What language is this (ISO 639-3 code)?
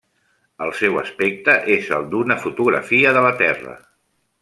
cat